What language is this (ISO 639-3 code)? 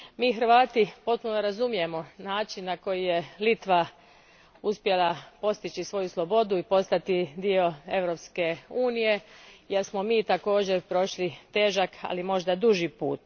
hrv